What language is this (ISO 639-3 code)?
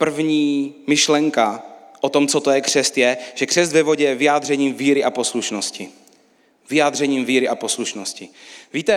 ces